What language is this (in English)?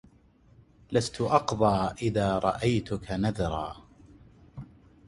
Arabic